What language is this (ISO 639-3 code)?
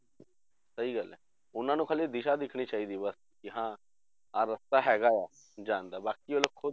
pan